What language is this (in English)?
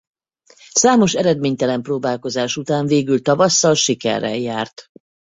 Hungarian